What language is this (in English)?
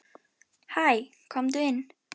Icelandic